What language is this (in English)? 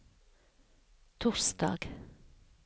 Norwegian